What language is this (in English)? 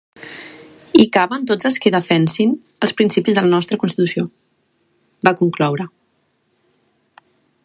Catalan